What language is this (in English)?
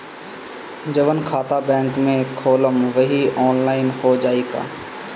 Bhojpuri